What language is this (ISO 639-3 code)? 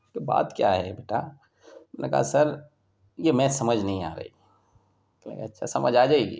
urd